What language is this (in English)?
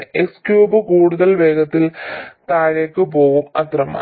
Malayalam